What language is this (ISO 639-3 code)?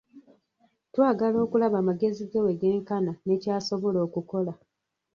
lug